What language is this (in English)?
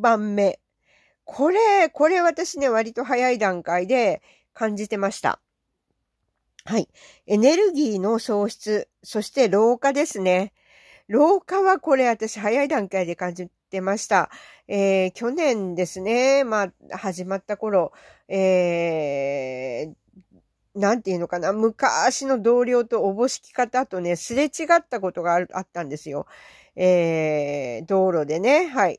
Japanese